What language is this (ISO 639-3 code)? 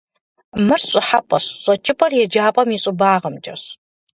kbd